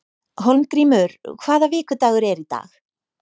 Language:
Icelandic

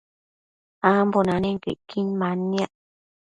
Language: Matsés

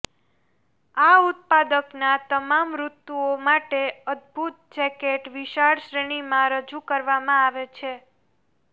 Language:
Gujarati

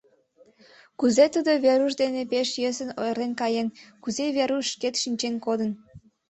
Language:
Mari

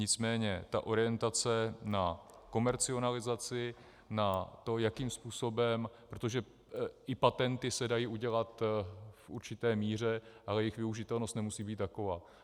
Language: Czech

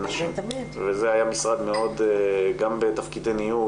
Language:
Hebrew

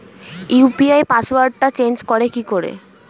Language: Bangla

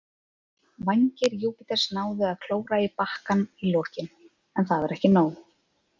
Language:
Icelandic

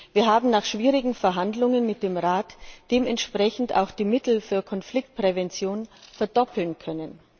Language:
German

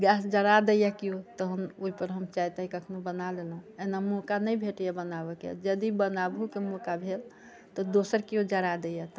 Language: Maithili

